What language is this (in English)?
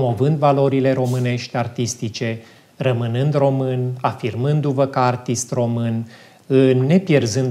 Romanian